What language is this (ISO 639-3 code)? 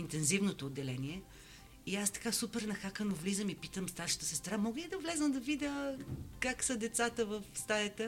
bul